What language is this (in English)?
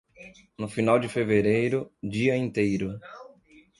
Portuguese